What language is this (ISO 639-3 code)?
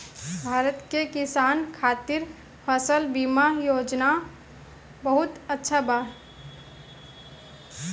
bho